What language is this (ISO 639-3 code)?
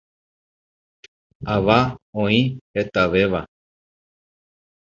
grn